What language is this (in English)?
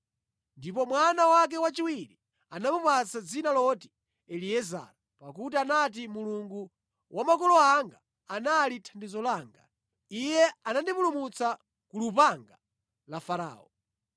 Nyanja